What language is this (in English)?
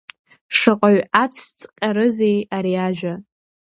Abkhazian